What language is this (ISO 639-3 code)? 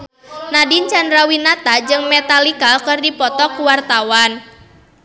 sun